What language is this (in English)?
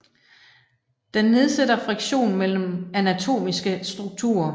Danish